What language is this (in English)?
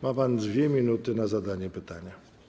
Polish